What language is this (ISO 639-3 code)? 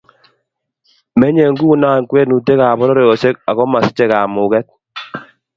kln